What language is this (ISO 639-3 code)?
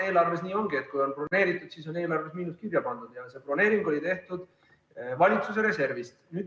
est